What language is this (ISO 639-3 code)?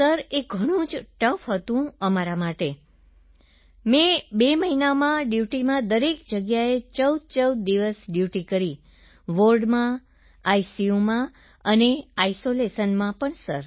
guj